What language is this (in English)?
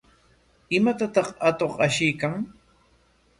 Corongo Ancash Quechua